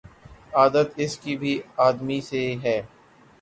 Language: Urdu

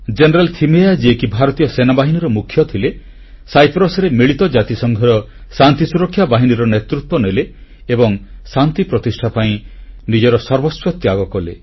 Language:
Odia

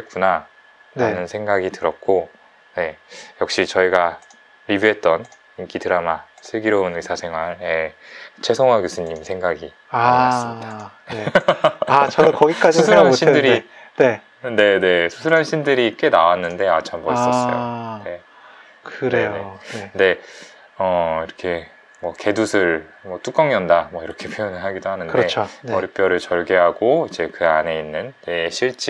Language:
Korean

